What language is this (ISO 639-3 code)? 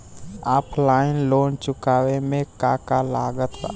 bho